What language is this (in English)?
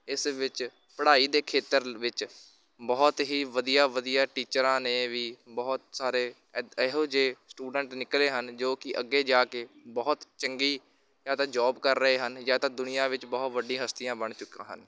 Punjabi